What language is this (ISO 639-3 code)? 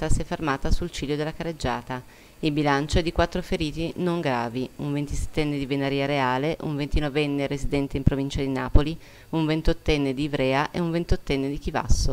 ita